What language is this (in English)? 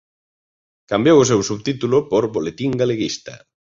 Galician